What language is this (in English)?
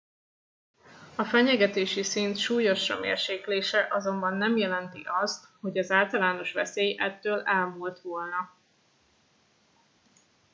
Hungarian